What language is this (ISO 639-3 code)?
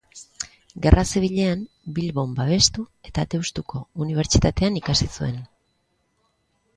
eus